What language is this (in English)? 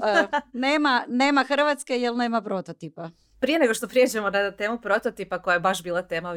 Croatian